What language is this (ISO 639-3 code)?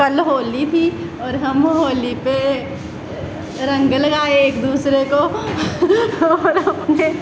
doi